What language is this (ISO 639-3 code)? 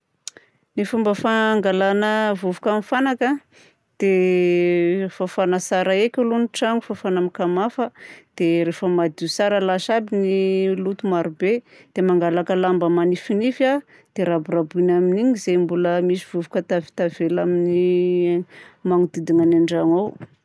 bzc